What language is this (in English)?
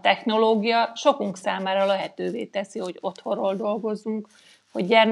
Hungarian